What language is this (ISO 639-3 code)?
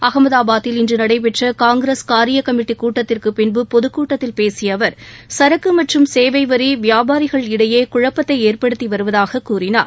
tam